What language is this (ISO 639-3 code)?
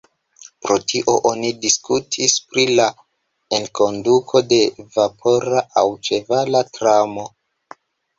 epo